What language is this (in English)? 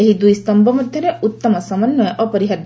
Odia